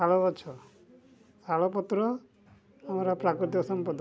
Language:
Odia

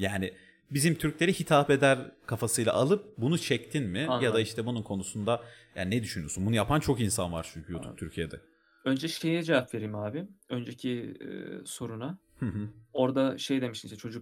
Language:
Turkish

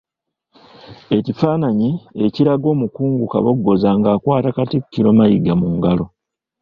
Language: Ganda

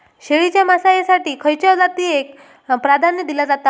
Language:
Marathi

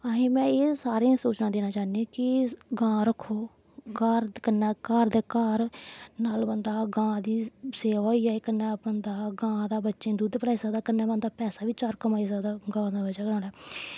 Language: Dogri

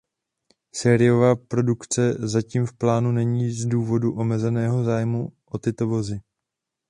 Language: Czech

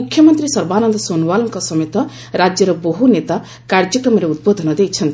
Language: Odia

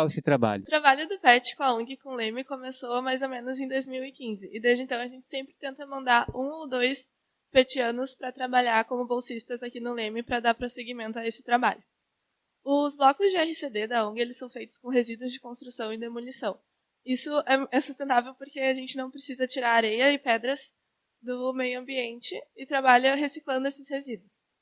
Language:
Portuguese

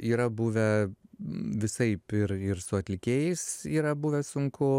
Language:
Lithuanian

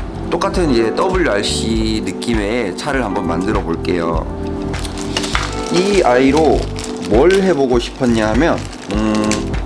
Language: Korean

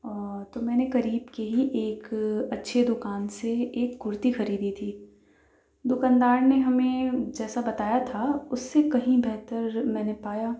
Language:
Urdu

